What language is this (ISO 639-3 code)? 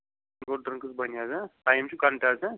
kas